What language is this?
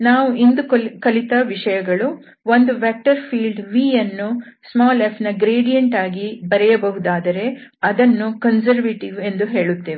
Kannada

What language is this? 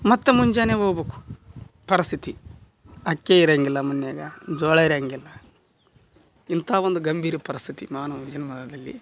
Kannada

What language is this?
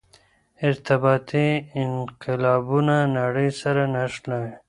Pashto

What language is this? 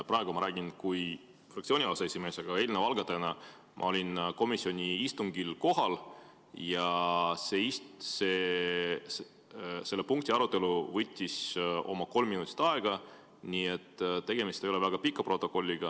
Estonian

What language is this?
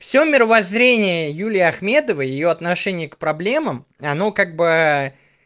Russian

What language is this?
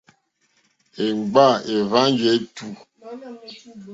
Mokpwe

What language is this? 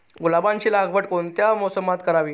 Marathi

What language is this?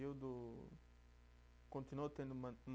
Portuguese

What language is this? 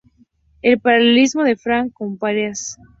Spanish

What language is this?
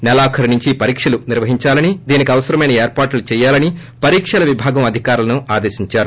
Telugu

